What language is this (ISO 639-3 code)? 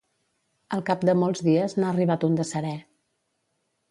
cat